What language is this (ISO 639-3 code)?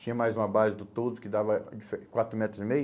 por